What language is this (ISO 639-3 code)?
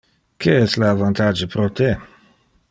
ina